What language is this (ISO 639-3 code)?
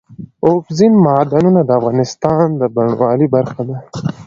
pus